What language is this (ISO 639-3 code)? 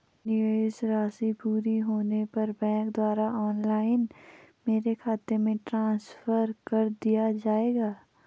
hin